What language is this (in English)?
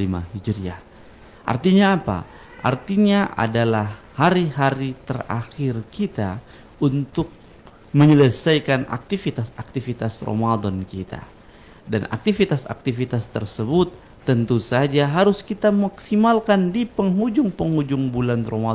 Indonesian